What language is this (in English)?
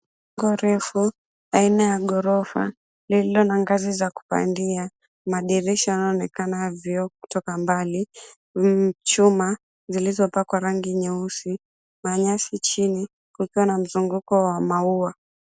Swahili